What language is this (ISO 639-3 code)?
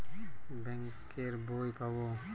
ben